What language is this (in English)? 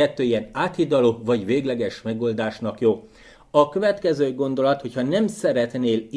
Hungarian